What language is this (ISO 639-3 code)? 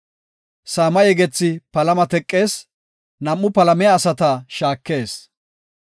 gof